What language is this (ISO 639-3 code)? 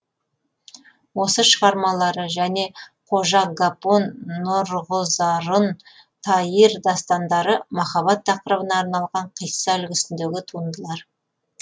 kaz